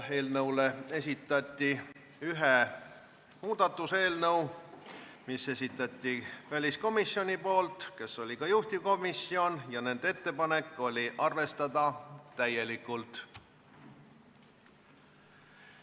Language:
Estonian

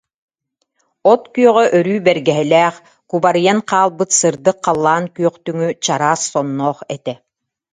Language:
Yakut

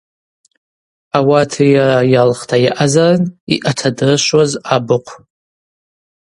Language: Abaza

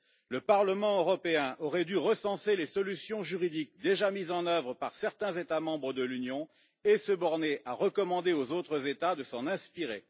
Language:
French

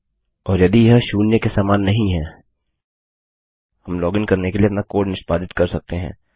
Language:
Hindi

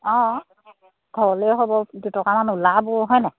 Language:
Assamese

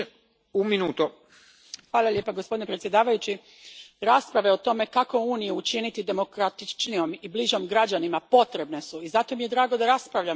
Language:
Croatian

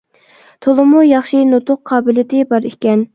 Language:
Uyghur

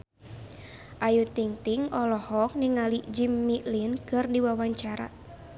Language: Sundanese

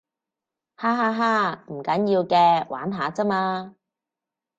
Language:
Cantonese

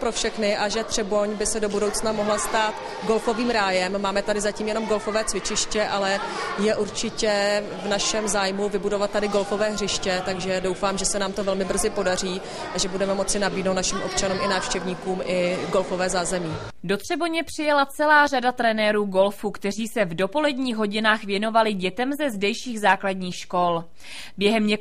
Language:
Czech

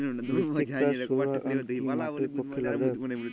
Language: Bangla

